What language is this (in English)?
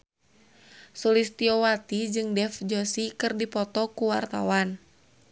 Sundanese